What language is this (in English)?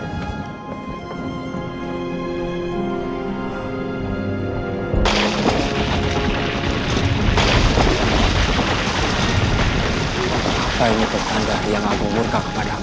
Indonesian